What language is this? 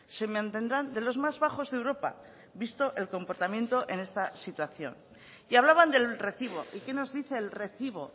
Spanish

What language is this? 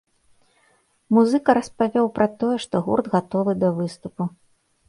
Belarusian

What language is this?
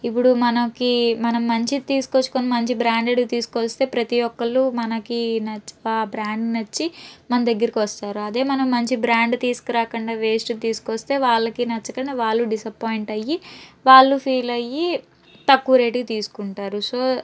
Telugu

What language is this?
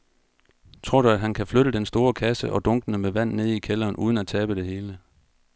Danish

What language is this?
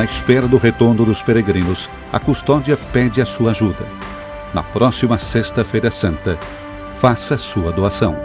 Portuguese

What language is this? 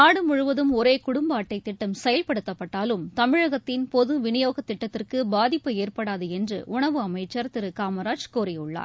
Tamil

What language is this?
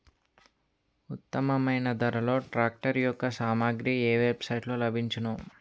Telugu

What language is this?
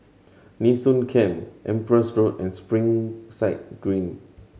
English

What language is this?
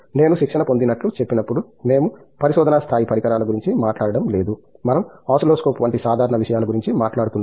Telugu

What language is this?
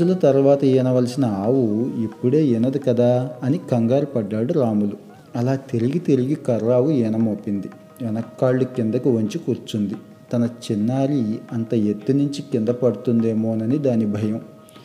Telugu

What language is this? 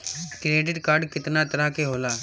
Bhojpuri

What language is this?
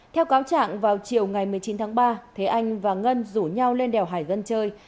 Vietnamese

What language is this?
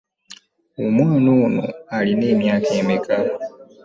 Ganda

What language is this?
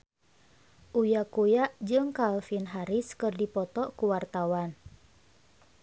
Sundanese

